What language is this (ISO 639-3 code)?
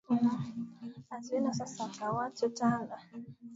swa